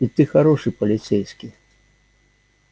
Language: Russian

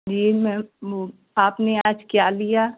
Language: Hindi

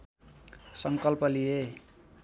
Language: Nepali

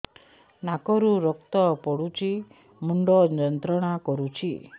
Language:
Odia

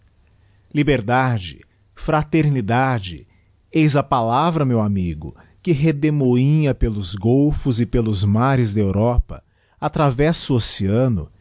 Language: Portuguese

